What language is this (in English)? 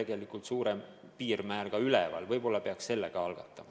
Estonian